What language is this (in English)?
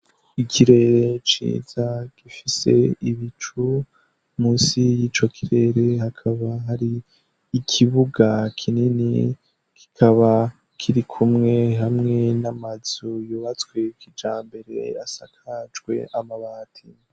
Rundi